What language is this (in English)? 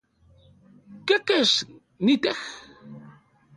Central Puebla Nahuatl